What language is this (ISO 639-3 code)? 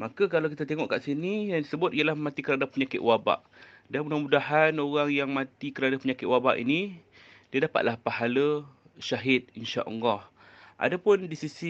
msa